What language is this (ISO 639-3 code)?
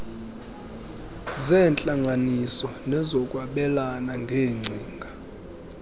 xho